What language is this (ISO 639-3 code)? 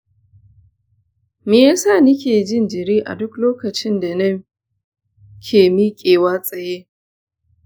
hau